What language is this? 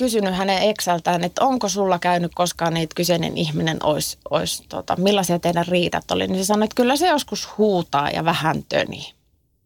Finnish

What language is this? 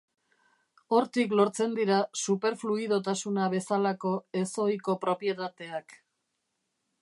Basque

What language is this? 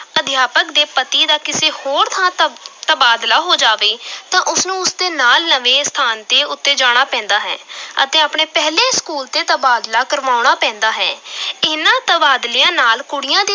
Punjabi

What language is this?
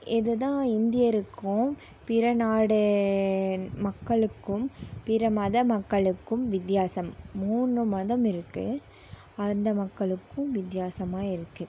Tamil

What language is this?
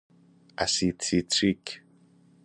Persian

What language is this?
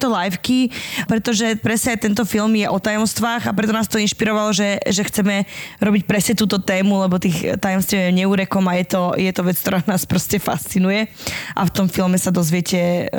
Slovak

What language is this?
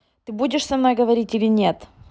Russian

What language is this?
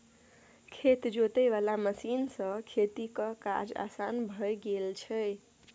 Maithili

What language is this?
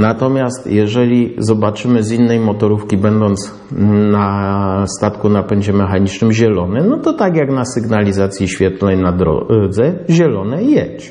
Polish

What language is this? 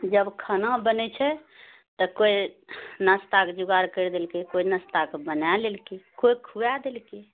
Maithili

